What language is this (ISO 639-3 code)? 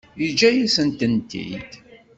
kab